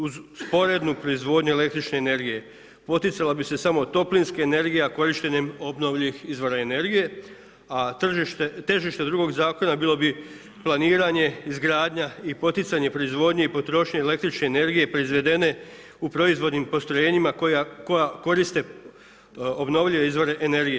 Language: Croatian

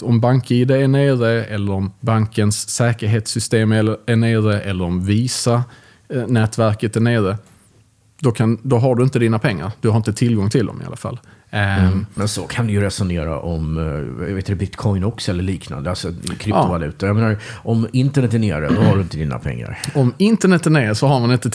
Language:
Swedish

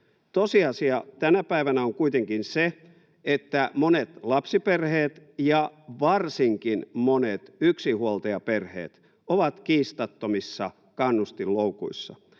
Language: Finnish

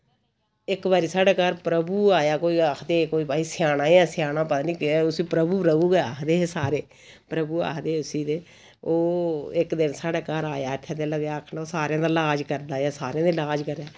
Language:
Dogri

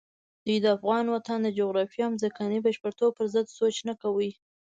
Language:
Pashto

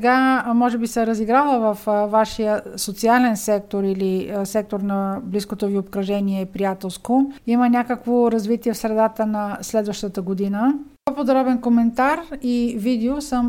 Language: Bulgarian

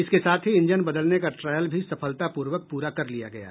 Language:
Hindi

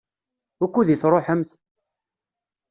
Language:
Kabyle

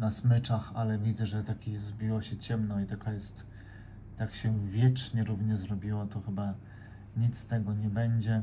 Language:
Polish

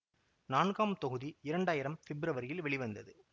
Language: Tamil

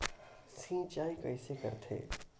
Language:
Chhattisgarhi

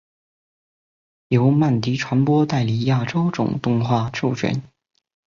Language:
Chinese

